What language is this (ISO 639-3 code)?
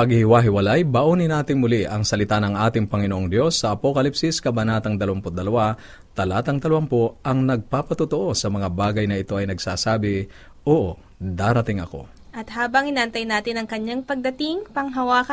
fil